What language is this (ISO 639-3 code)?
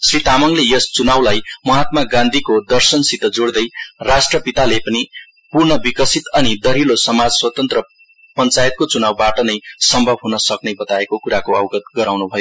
nep